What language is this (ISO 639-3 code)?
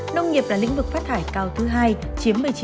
vie